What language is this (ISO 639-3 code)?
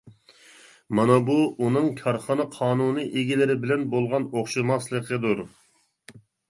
uig